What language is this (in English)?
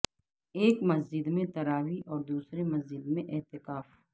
Urdu